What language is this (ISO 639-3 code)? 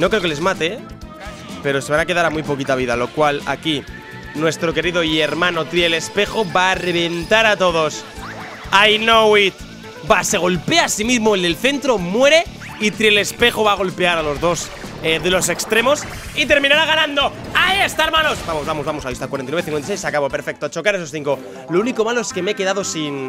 spa